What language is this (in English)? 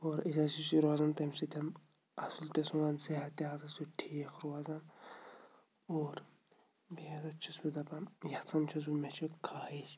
Kashmiri